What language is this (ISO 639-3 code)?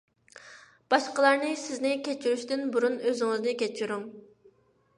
uig